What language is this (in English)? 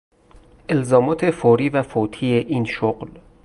Persian